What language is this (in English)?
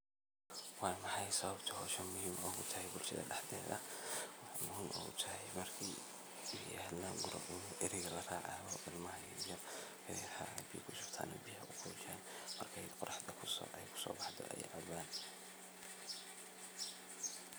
Somali